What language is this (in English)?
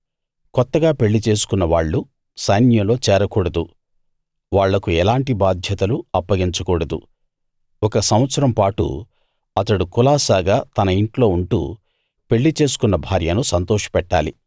Telugu